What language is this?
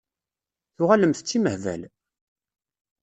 Kabyle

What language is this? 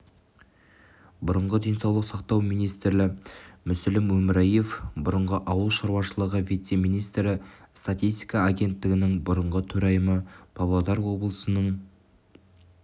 Kazakh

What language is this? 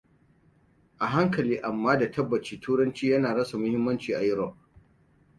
Hausa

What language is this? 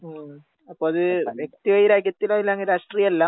Malayalam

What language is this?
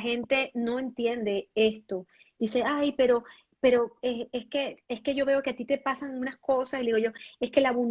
Spanish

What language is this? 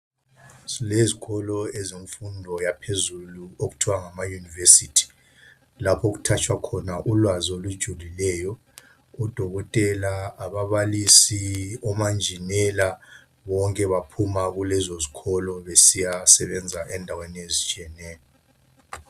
North Ndebele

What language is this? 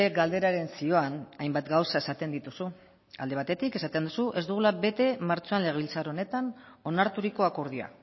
Basque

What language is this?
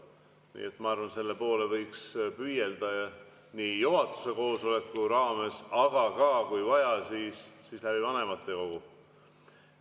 Estonian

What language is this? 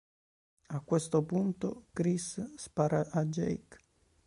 Italian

